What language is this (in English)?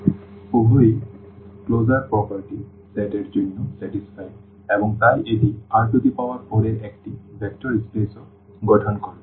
Bangla